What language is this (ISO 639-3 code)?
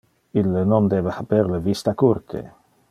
ina